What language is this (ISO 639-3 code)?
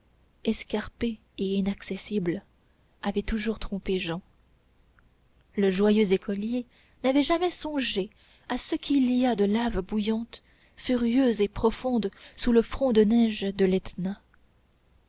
fra